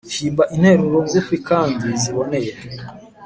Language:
Kinyarwanda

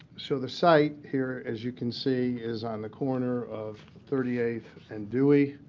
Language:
English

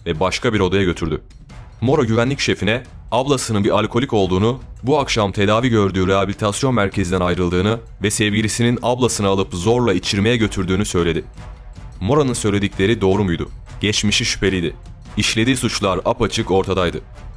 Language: Turkish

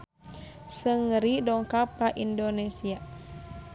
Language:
Sundanese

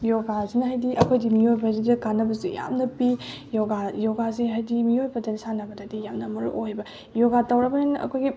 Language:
Manipuri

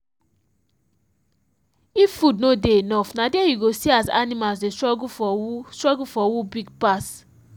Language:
Nigerian Pidgin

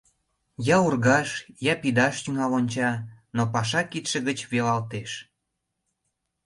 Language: Mari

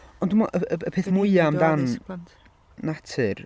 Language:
Welsh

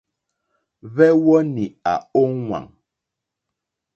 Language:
Mokpwe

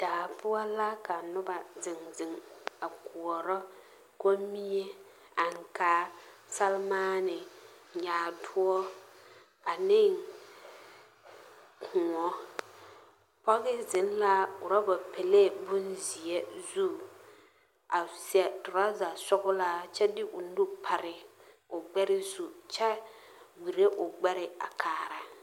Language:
Southern Dagaare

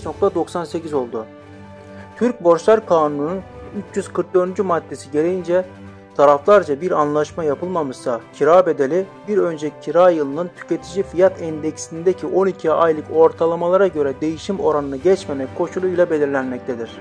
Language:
Turkish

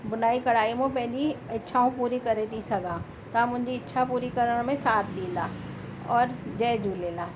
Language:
Sindhi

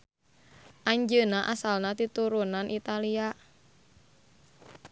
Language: Sundanese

